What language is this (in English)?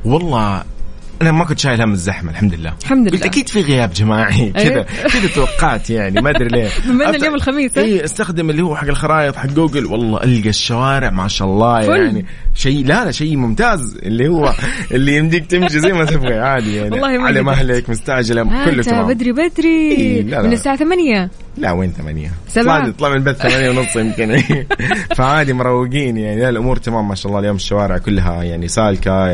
Arabic